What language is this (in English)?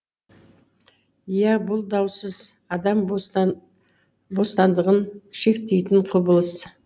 Kazakh